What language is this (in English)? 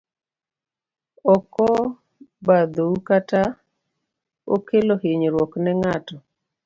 Luo (Kenya and Tanzania)